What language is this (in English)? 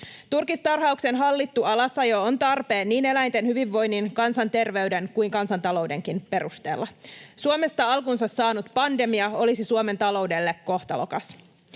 Finnish